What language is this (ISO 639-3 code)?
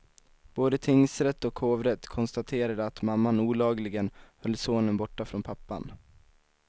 swe